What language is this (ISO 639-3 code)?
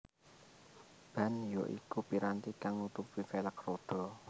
jav